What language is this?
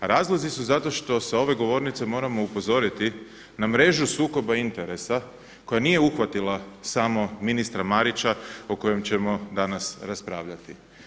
Croatian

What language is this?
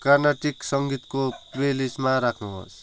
Nepali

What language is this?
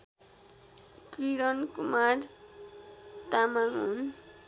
Nepali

